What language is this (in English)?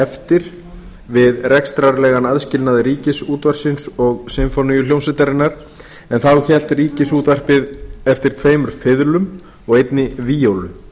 Icelandic